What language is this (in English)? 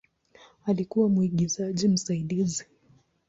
Swahili